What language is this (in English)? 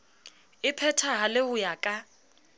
Southern Sotho